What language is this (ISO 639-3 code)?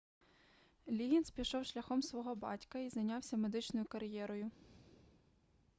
ukr